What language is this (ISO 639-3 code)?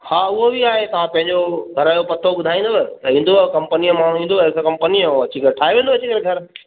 snd